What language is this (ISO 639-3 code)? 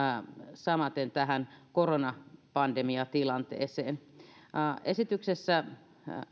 fin